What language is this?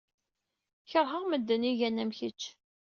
Kabyle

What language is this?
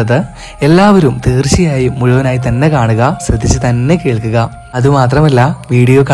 Malayalam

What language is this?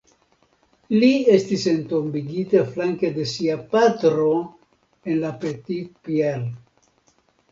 Esperanto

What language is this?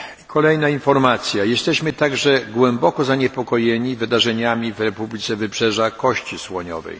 Polish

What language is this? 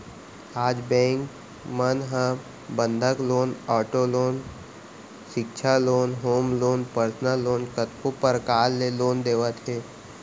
Chhattisgarhi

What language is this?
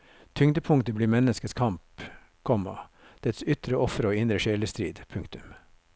Norwegian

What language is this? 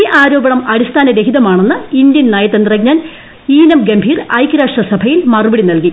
Malayalam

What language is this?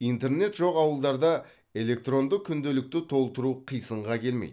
Kazakh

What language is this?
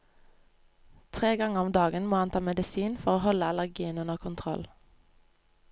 Norwegian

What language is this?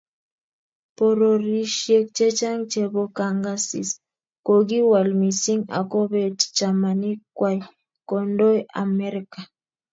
Kalenjin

